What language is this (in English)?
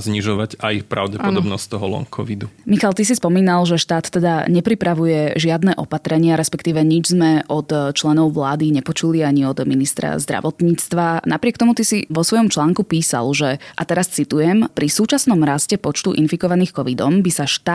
Slovak